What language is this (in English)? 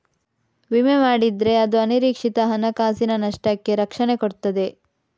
Kannada